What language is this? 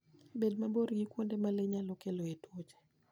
Luo (Kenya and Tanzania)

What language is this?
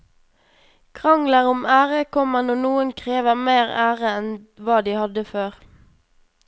Norwegian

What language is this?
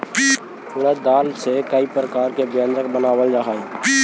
Magahi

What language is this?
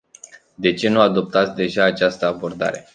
Romanian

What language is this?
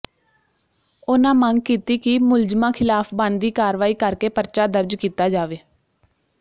Punjabi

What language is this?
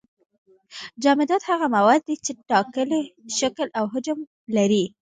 Pashto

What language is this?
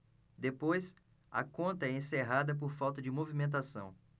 Portuguese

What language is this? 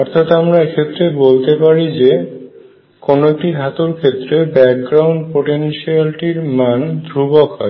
Bangla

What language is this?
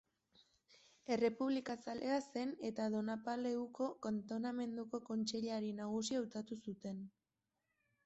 Basque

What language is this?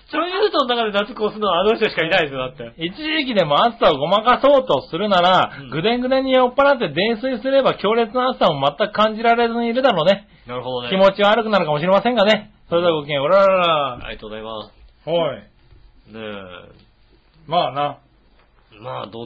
Japanese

